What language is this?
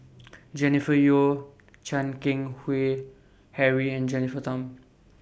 English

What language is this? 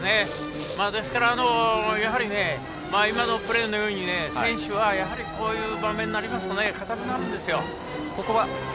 Japanese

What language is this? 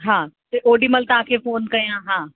Sindhi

